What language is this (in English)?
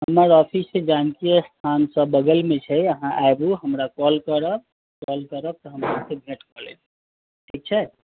Maithili